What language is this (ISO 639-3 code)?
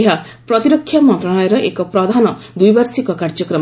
ori